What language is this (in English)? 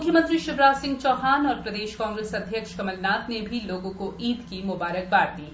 Hindi